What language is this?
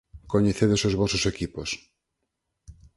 Galician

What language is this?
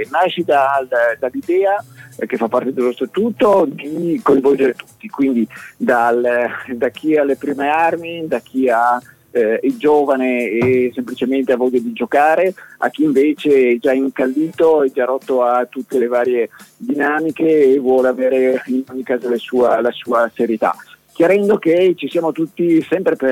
Italian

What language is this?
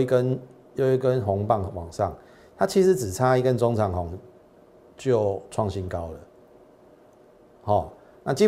Chinese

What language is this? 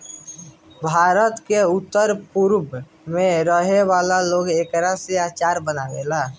Bhojpuri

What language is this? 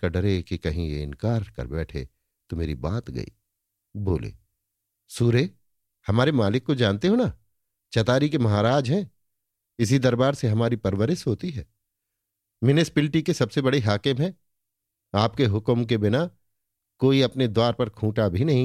Hindi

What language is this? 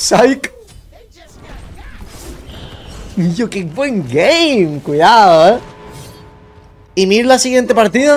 Spanish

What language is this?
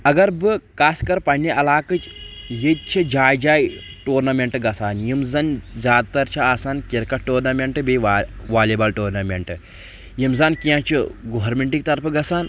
Kashmiri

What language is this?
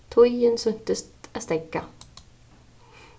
Faroese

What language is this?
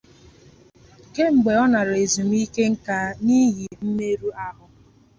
Igbo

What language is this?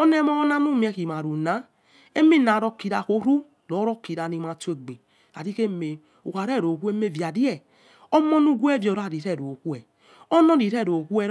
Yekhee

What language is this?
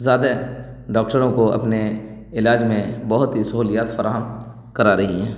Urdu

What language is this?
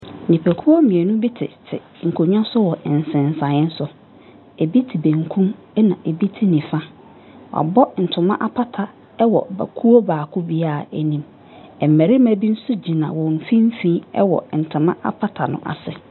Akan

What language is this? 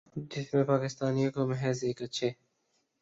Urdu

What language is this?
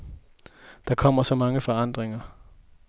Danish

